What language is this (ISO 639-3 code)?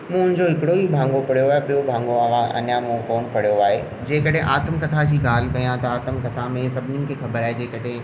snd